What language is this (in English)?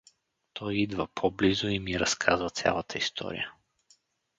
Bulgarian